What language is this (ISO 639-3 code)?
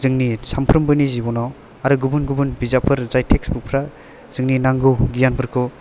brx